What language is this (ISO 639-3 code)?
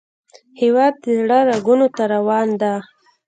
pus